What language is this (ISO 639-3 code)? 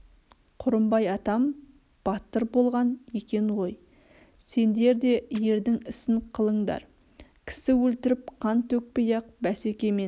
kaz